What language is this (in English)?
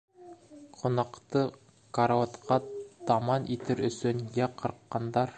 Bashkir